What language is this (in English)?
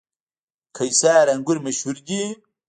Pashto